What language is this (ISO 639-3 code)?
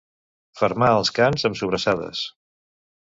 cat